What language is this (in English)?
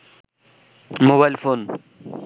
Bangla